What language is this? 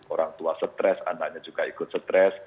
Indonesian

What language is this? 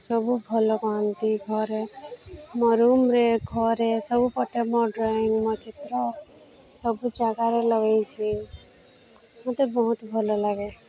Odia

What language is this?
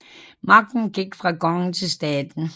Danish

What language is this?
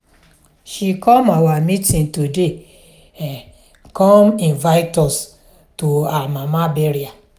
Nigerian Pidgin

